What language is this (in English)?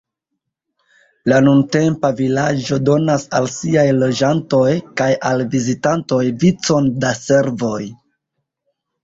Esperanto